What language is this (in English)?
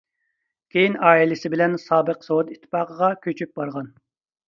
Uyghur